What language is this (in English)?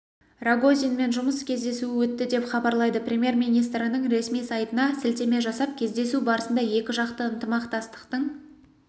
Kazakh